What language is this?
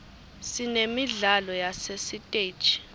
Swati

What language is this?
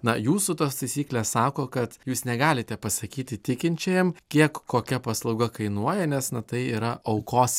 Lithuanian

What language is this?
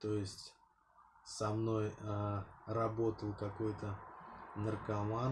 Russian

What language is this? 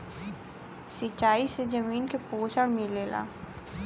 Bhojpuri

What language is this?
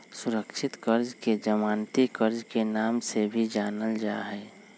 Magahi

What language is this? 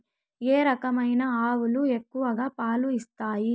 Telugu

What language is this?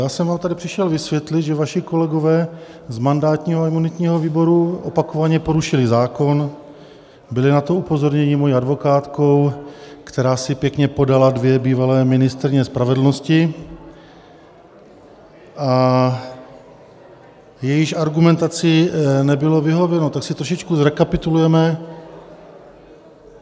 Czech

